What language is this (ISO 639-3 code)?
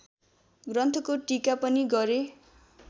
nep